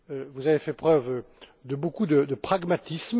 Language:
French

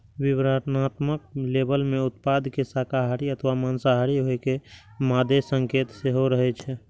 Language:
Maithili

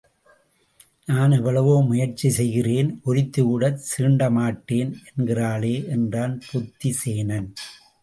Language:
Tamil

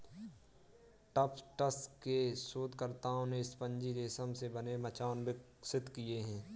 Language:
Hindi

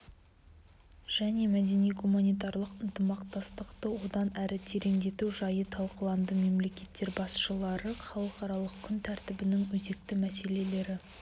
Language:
Kazakh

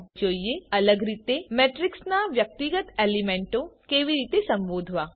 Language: Gujarati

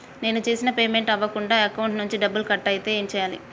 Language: Telugu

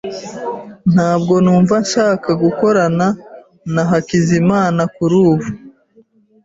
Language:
Kinyarwanda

